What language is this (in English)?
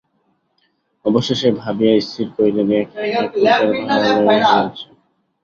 Bangla